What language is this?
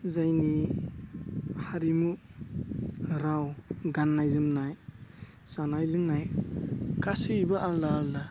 Bodo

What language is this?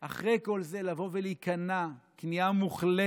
Hebrew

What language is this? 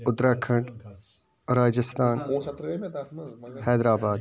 Kashmiri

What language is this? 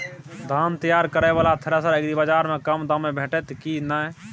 Maithili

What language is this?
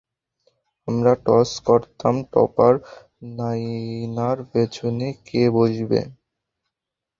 Bangla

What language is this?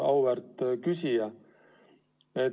Estonian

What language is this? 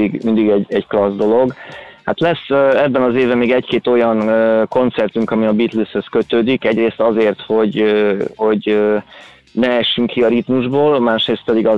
Hungarian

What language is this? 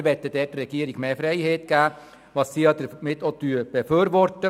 Swiss German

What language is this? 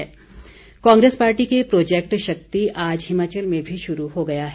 Hindi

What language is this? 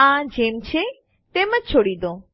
Gujarati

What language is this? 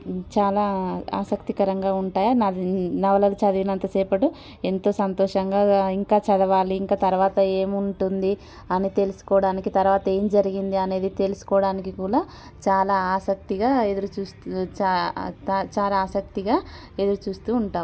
Telugu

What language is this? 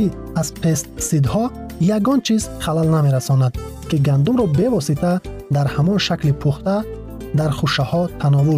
Persian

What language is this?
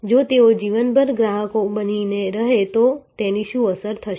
Gujarati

